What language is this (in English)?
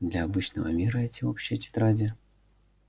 Russian